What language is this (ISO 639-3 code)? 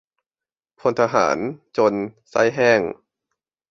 tha